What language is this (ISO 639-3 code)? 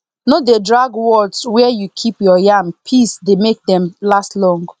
pcm